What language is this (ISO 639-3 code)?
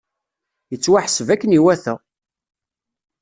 kab